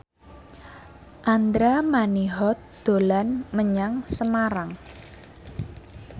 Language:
Javanese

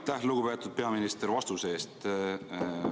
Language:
Estonian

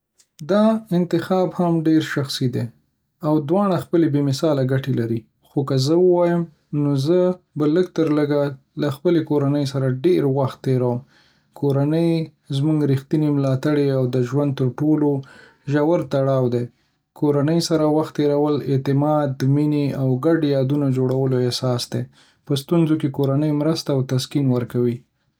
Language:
Pashto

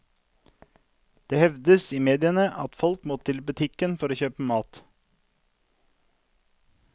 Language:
Norwegian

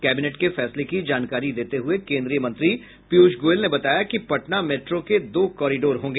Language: Hindi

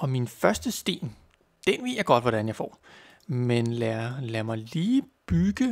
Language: Danish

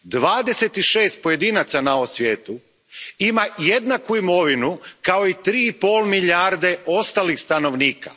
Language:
Croatian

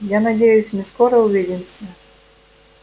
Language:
Russian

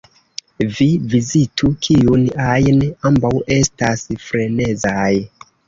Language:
Esperanto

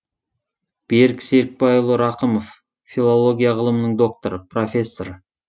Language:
Kazakh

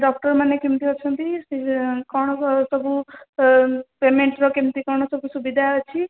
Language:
Odia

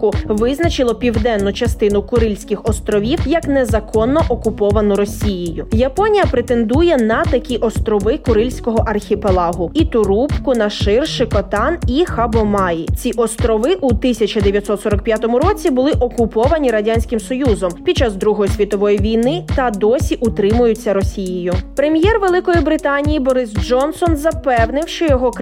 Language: Ukrainian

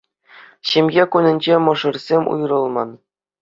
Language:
Chuvash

